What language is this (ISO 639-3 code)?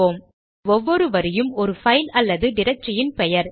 tam